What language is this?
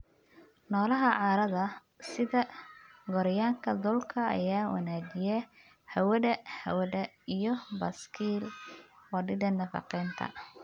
Somali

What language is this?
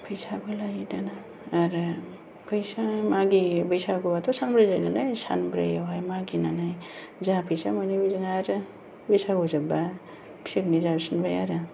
Bodo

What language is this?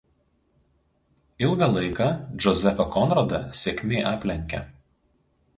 Lithuanian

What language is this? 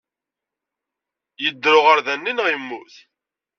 Kabyle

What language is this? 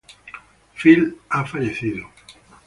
Spanish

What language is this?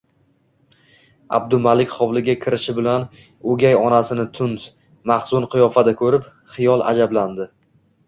Uzbek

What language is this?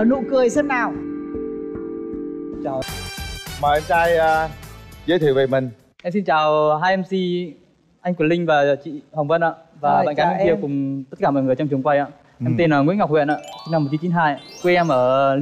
Vietnamese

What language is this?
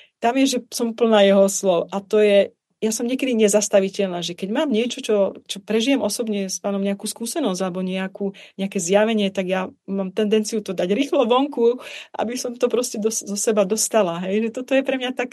Czech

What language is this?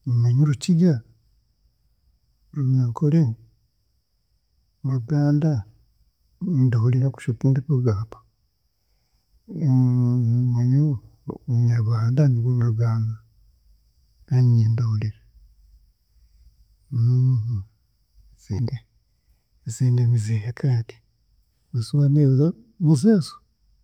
Chiga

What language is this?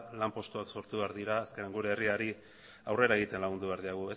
Basque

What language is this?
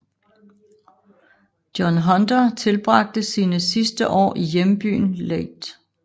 Danish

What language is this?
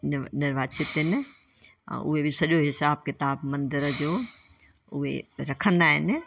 Sindhi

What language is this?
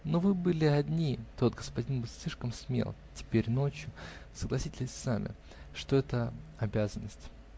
Russian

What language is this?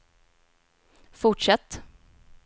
Swedish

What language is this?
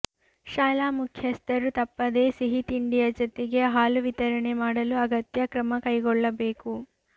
Kannada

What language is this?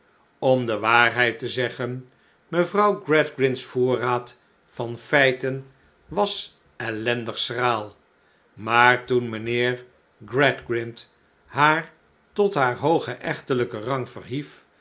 Dutch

